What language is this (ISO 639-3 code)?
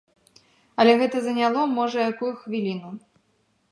bel